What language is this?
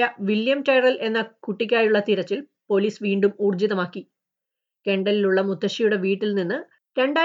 Malayalam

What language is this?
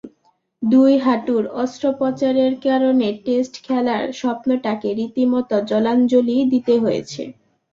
Bangla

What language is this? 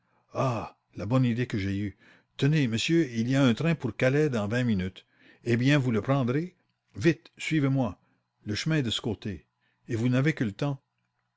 French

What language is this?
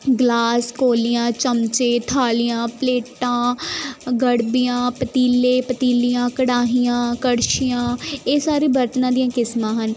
Punjabi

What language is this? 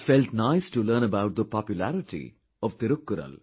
English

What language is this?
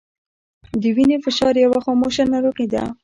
Pashto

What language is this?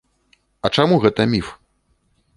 Belarusian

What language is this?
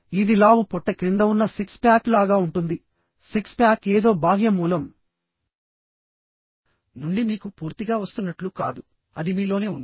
Telugu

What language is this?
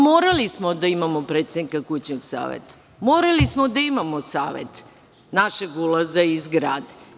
Serbian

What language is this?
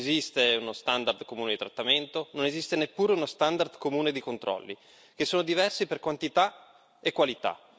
Italian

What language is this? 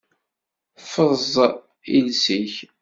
Kabyle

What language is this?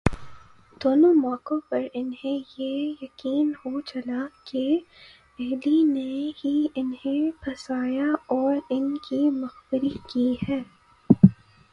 Urdu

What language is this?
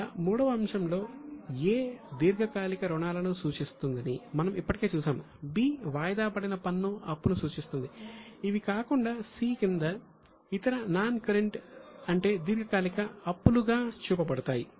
Telugu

